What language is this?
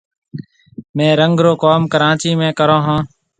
Marwari (Pakistan)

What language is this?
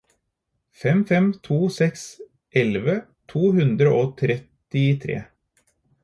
Norwegian Bokmål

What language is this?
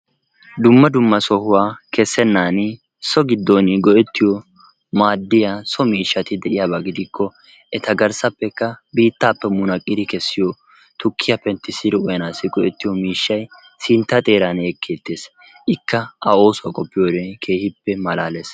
Wolaytta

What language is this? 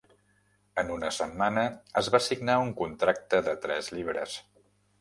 Catalan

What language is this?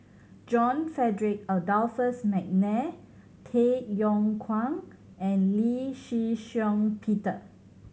English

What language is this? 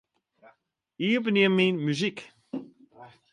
Western Frisian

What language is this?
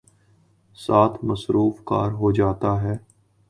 Urdu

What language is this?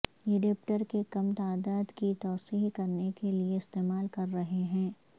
Urdu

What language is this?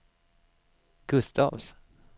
Swedish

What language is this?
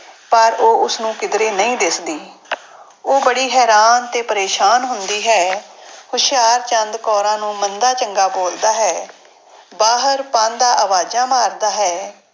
Punjabi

